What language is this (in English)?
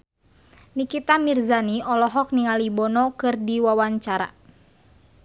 Sundanese